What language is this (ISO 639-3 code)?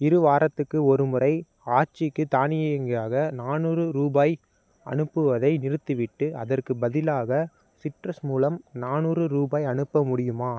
tam